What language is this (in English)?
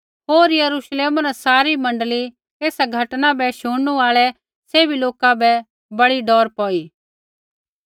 Kullu Pahari